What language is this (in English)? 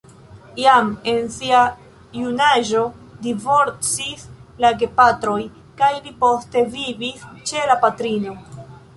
Esperanto